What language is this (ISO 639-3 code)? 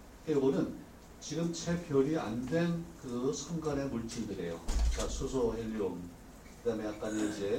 kor